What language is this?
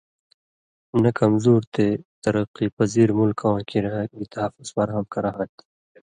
Indus Kohistani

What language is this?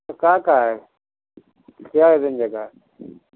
Urdu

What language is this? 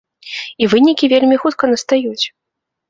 Belarusian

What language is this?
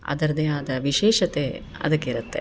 Kannada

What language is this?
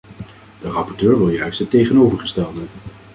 Dutch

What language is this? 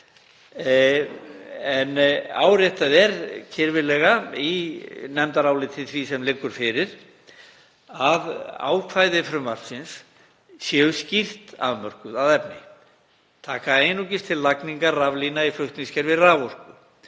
Icelandic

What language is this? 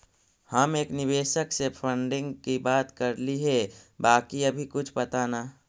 Magahi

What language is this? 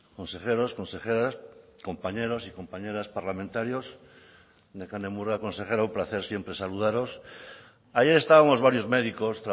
Spanish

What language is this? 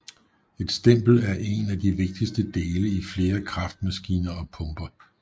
Danish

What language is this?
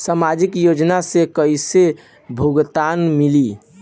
Bhojpuri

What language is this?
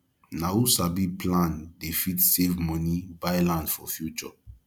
Nigerian Pidgin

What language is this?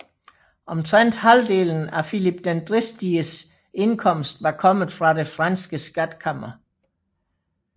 Danish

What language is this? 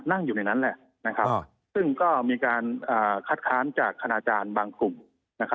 Thai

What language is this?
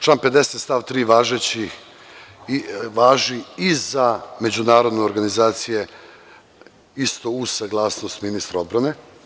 Serbian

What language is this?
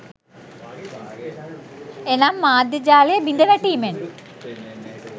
Sinhala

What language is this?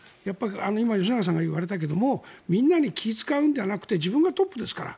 Japanese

